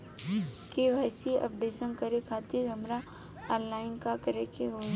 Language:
Bhojpuri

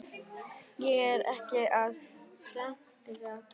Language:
Icelandic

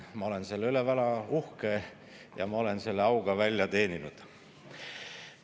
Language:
Estonian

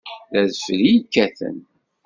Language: Kabyle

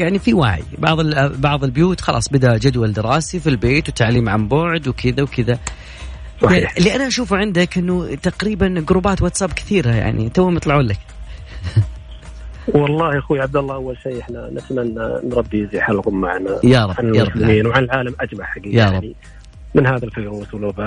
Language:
Arabic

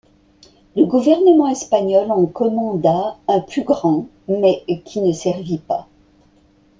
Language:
French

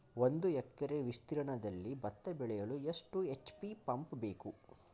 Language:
Kannada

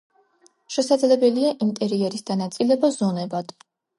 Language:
Georgian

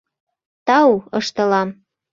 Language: Mari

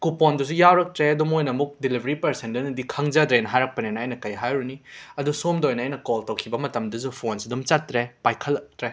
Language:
Manipuri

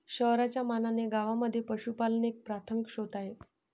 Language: Marathi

